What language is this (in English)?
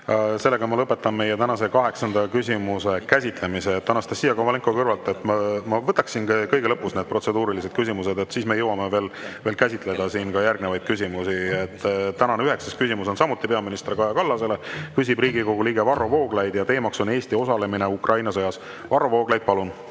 Estonian